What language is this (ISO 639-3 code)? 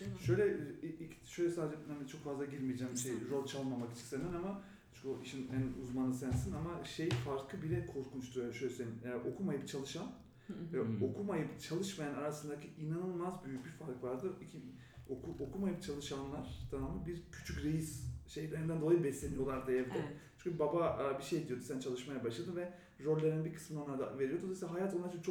tur